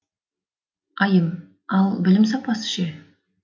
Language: Kazakh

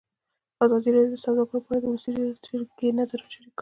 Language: Pashto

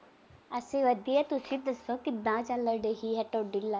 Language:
Punjabi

